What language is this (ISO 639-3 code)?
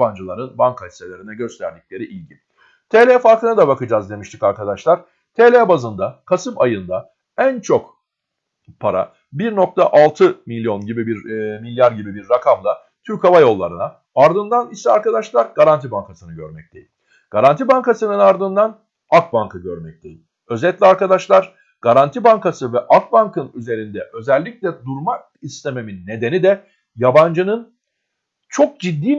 tur